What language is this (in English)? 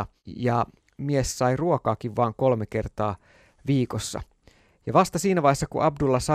Finnish